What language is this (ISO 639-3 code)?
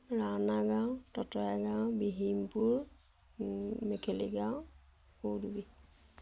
asm